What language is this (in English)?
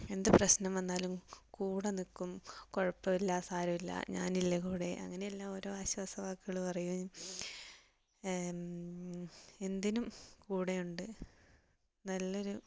Malayalam